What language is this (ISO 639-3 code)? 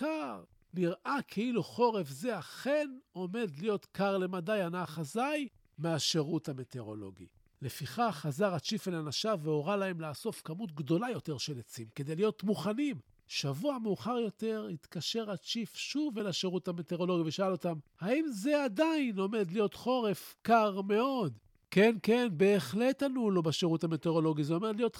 heb